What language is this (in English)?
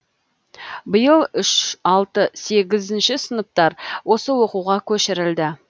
Kazakh